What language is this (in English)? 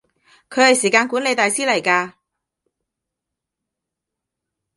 Cantonese